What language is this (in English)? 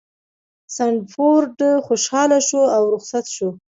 Pashto